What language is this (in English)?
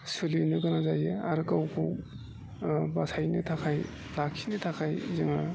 Bodo